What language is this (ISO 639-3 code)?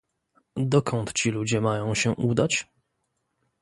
pol